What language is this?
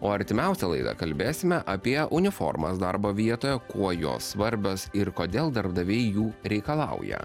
Lithuanian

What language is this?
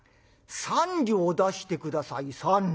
Japanese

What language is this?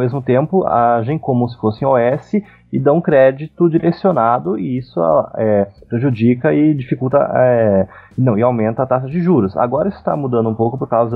Portuguese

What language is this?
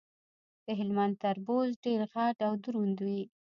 Pashto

